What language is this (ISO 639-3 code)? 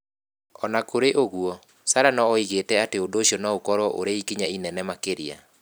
kik